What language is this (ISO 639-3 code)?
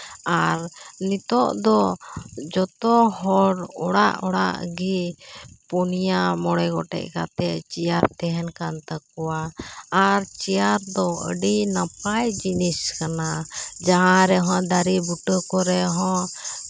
sat